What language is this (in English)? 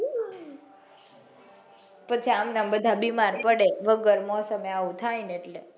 Gujarati